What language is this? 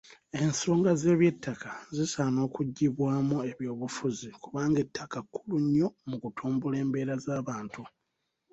Ganda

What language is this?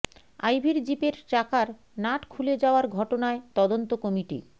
Bangla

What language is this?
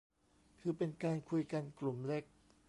Thai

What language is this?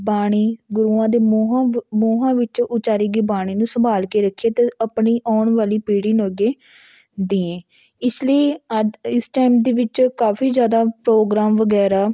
Punjabi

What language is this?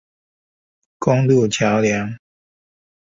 Chinese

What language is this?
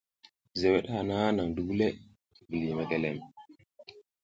South Giziga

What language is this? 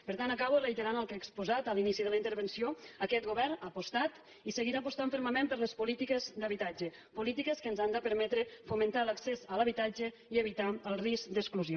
Catalan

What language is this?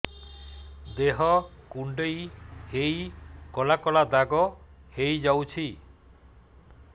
Odia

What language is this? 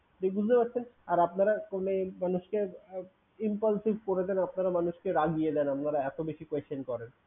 Bangla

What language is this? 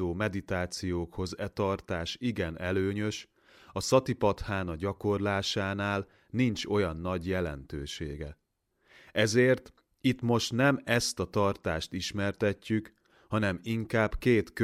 Hungarian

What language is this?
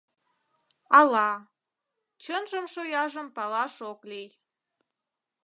Mari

